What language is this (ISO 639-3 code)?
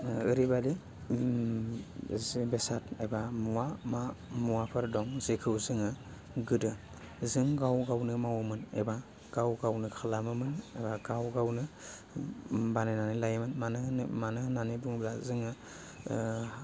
brx